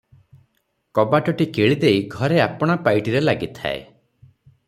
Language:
Odia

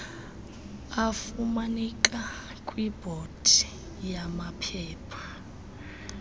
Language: Xhosa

